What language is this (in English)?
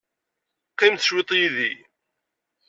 Kabyle